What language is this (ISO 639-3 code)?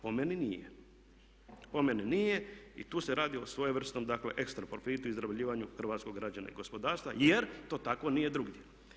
hrv